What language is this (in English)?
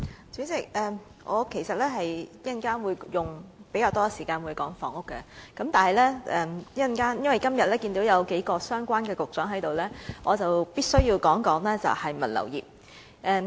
Cantonese